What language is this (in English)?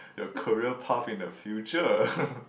English